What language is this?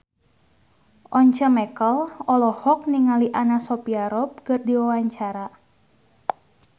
Sundanese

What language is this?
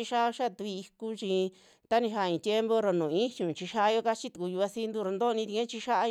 Western Juxtlahuaca Mixtec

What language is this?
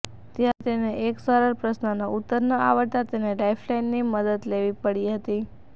Gujarati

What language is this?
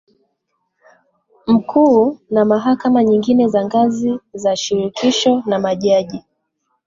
Swahili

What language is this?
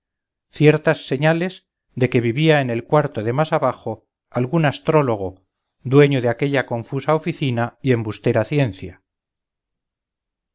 Spanish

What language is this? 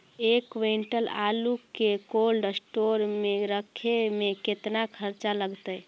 Magahi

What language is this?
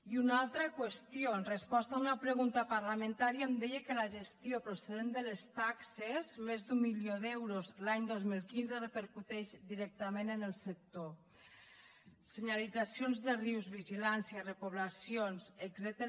Catalan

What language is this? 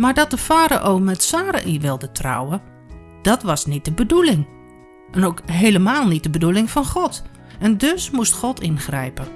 Dutch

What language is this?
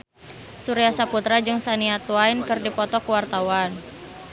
Sundanese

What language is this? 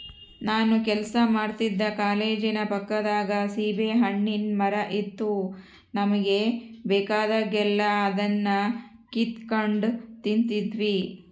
Kannada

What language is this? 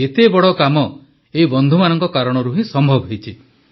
Odia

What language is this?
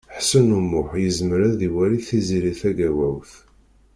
Kabyle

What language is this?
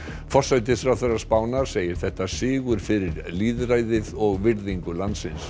Icelandic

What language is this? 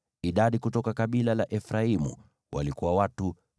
Swahili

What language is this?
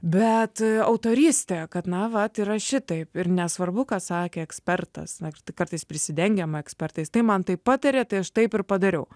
Lithuanian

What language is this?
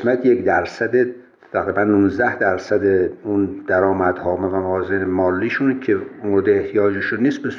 Persian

